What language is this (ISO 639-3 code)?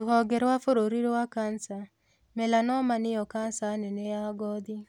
kik